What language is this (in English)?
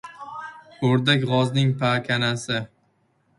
Uzbek